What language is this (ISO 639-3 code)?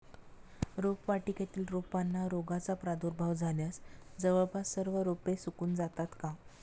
mar